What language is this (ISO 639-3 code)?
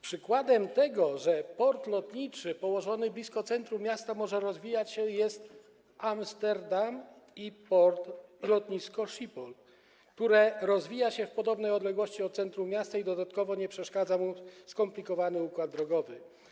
pol